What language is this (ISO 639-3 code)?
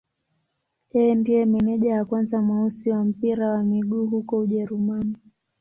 swa